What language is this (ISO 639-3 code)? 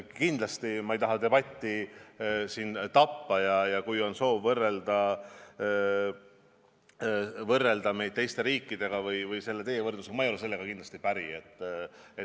est